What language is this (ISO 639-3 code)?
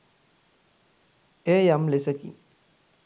sin